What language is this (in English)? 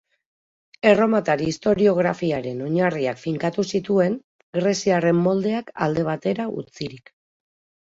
Basque